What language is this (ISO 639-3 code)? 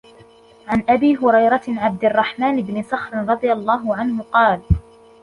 ara